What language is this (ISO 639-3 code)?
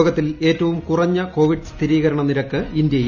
mal